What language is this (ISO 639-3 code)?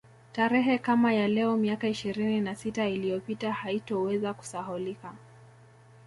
swa